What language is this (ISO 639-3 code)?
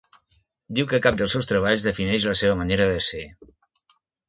cat